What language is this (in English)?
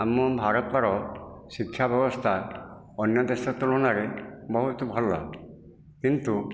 Odia